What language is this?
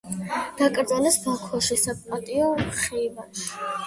Georgian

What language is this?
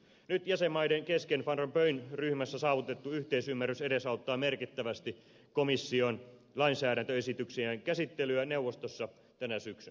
Finnish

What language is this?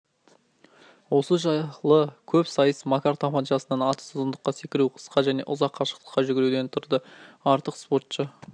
Kazakh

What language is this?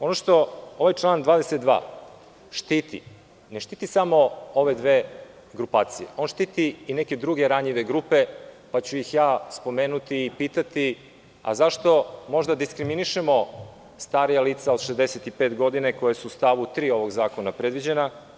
Serbian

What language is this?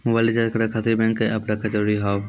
Maithili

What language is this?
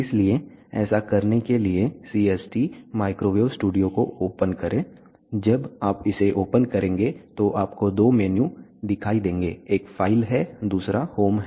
Hindi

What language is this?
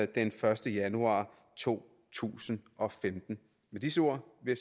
Danish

